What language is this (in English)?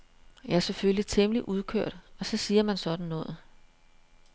Danish